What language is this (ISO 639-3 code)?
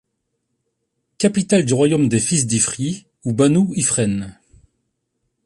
fra